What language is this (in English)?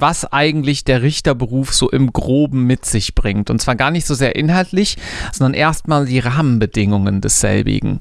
German